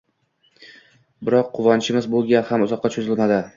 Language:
Uzbek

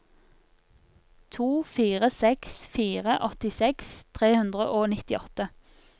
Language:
Norwegian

